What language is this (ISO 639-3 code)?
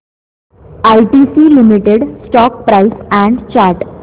mar